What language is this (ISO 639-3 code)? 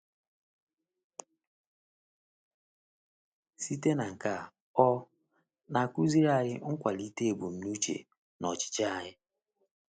ibo